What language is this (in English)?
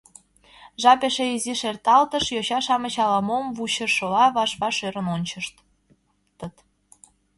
Mari